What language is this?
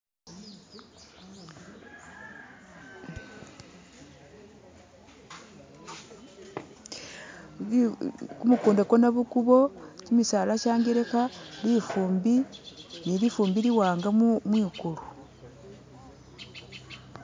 Masaaba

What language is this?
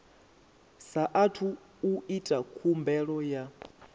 Venda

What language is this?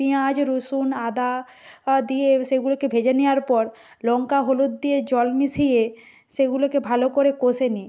Bangla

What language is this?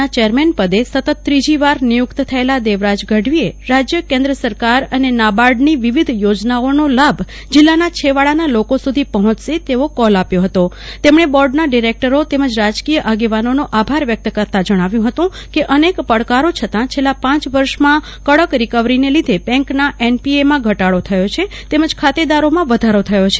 Gujarati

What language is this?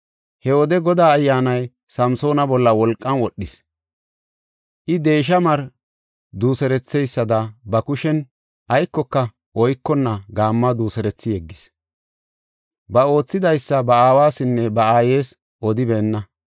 Gofa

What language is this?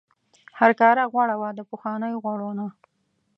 Pashto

